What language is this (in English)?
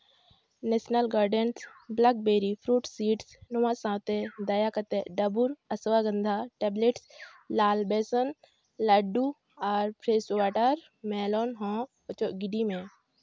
Santali